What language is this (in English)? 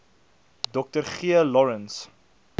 Afrikaans